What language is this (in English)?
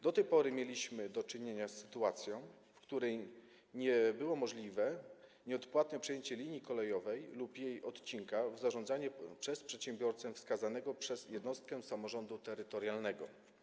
Polish